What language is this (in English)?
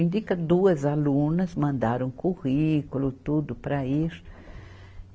Portuguese